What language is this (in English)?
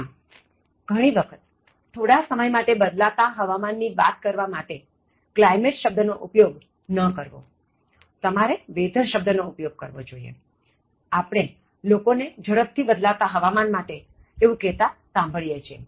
Gujarati